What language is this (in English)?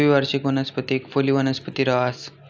Marathi